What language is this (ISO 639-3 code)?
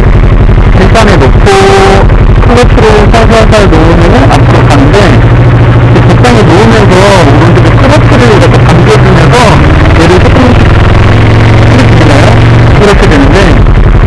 kor